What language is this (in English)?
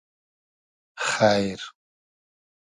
Hazaragi